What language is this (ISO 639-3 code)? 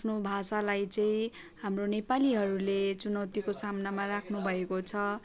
nep